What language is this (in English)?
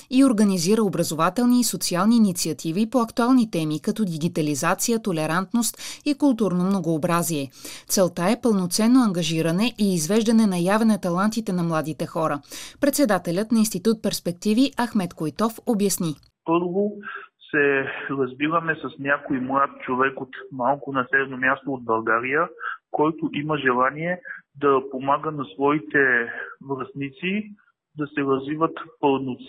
Bulgarian